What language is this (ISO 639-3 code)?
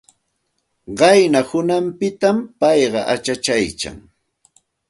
qxt